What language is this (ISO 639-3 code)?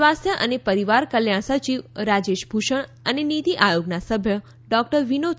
guj